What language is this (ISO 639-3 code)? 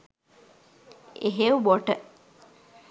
sin